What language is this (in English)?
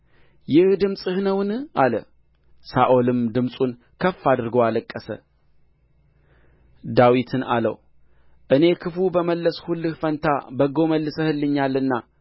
Amharic